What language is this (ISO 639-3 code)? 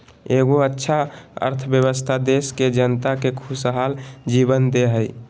mag